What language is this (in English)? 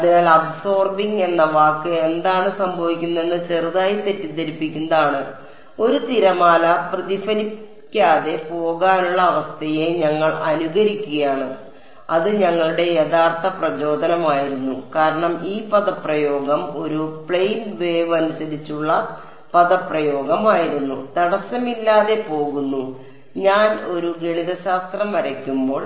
Malayalam